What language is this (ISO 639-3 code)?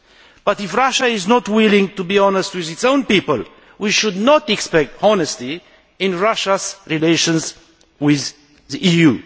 eng